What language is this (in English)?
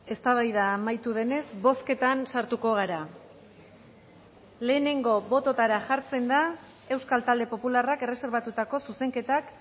Basque